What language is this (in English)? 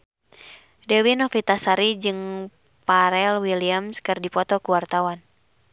Sundanese